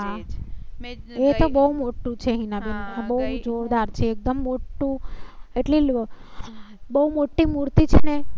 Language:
Gujarati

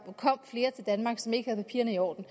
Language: Danish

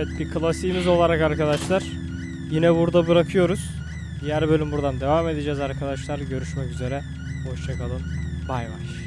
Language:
Turkish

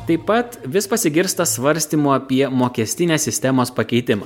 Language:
Lithuanian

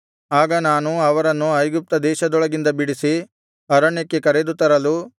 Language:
Kannada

